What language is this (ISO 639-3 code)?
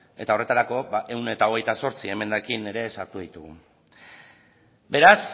eus